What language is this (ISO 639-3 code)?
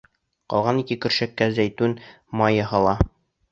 bak